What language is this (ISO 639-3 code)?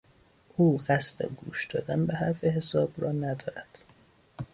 fas